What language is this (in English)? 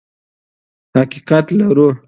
Pashto